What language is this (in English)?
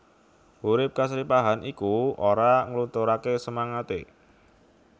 Javanese